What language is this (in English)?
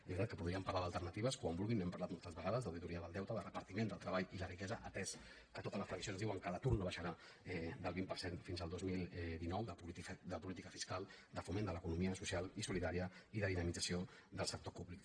Catalan